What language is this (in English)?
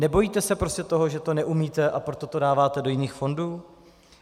Czech